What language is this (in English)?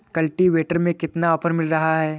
Hindi